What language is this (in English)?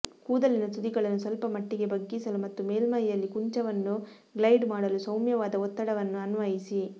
Kannada